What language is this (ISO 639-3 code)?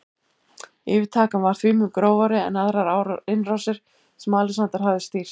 isl